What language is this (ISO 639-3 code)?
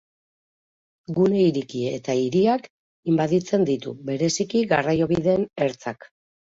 eus